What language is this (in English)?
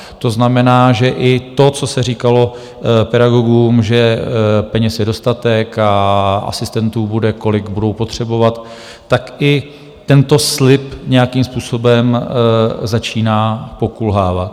Czech